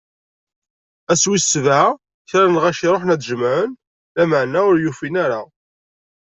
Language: Kabyle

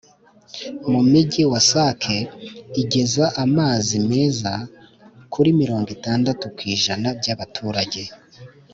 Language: Kinyarwanda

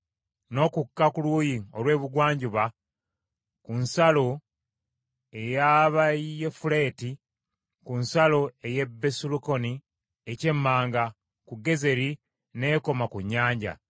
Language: Ganda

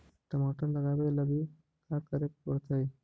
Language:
Magahi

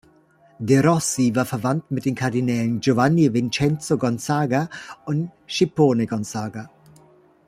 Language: German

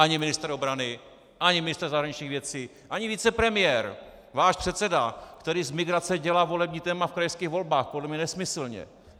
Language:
Czech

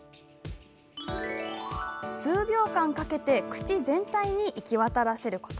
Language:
Japanese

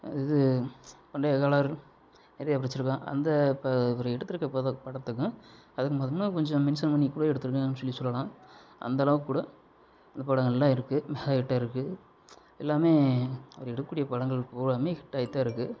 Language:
Tamil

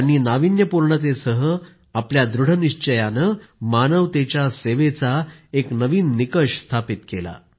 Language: Marathi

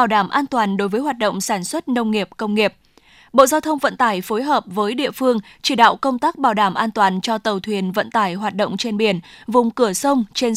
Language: Vietnamese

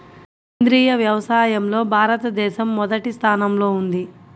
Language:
Telugu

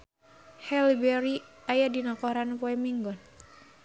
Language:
Sundanese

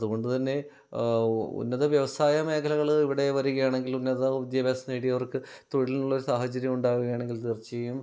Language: Malayalam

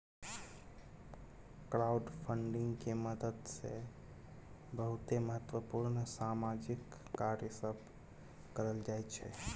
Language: Maithili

